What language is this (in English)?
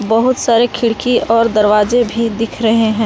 Hindi